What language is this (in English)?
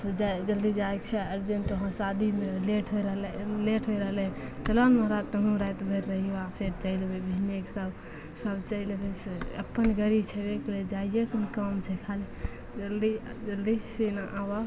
Maithili